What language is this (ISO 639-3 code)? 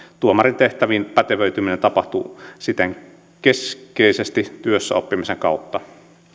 fin